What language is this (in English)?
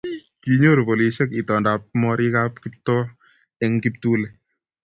Kalenjin